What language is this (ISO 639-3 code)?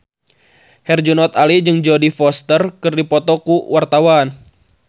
sun